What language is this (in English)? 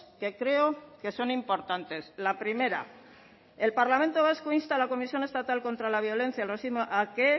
Spanish